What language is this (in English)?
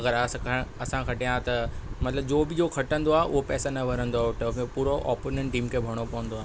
Sindhi